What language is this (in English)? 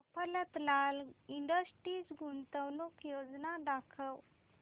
Marathi